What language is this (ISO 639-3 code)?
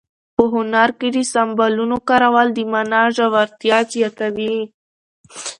pus